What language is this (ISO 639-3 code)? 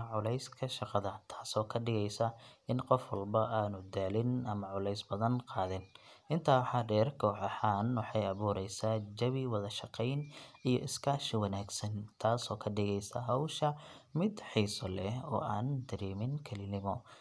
som